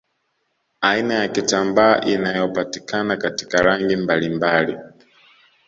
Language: Swahili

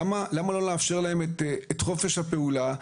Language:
Hebrew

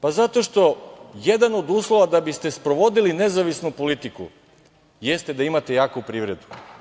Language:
Serbian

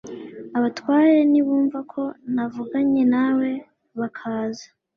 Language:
Kinyarwanda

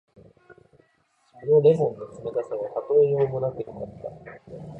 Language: Japanese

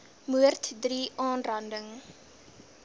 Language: Afrikaans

